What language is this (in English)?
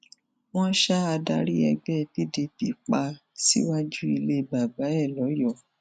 Yoruba